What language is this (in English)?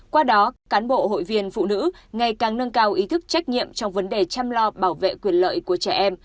Vietnamese